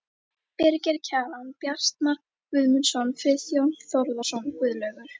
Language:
Icelandic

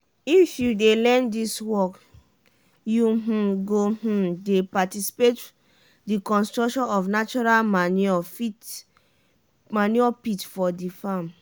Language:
Nigerian Pidgin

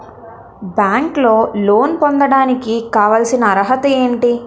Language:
Telugu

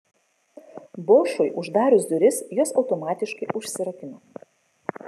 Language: Lithuanian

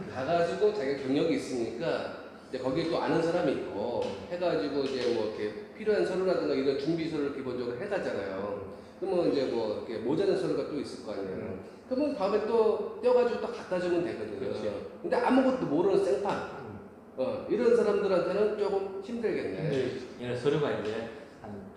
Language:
Korean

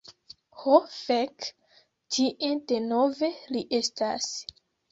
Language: Esperanto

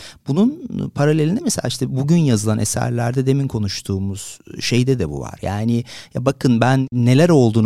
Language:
Turkish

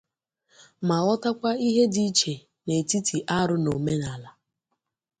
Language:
Igbo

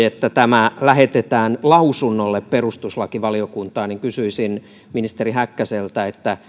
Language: Finnish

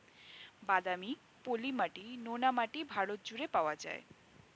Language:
Bangla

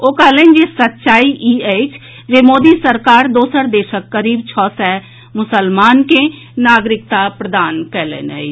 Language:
Maithili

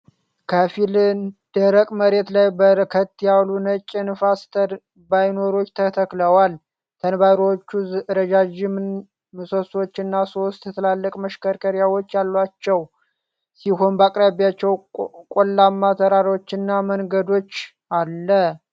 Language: Amharic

